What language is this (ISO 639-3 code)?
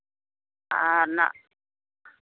sat